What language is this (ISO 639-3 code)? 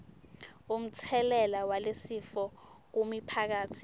ssw